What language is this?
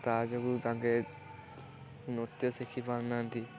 Odia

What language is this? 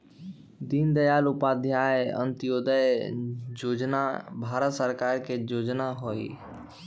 Magahi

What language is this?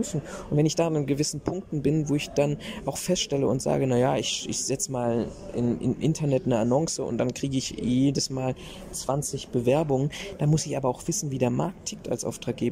German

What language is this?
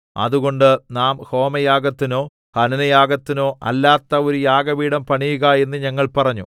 Malayalam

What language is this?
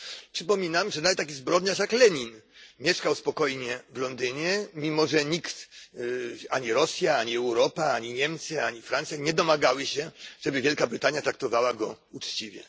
Polish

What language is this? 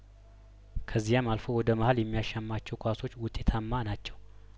Amharic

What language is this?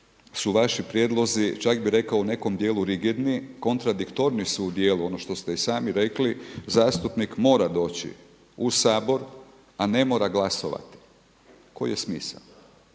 Croatian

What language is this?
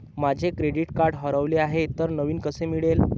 Marathi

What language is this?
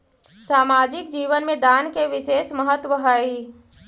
Magahi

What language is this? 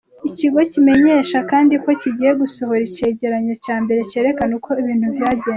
Kinyarwanda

